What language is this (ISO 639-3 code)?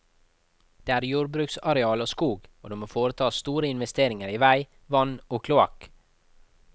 nor